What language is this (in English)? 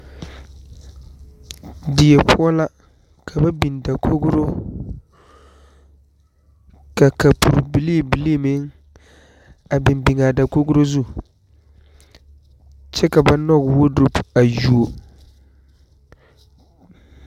Southern Dagaare